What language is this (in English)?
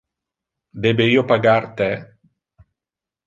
Interlingua